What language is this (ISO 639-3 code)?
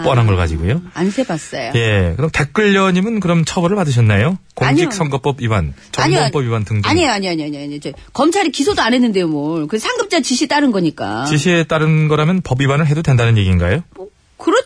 kor